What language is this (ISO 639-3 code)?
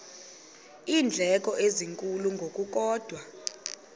xho